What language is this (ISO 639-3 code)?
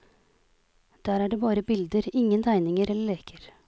nor